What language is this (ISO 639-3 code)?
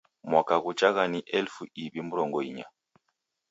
dav